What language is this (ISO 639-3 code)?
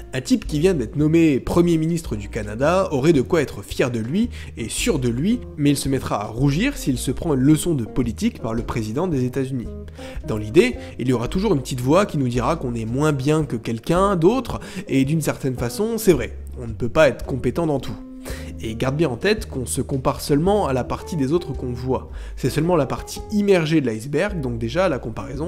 fra